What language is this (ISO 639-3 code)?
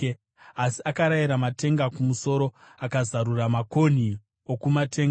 sna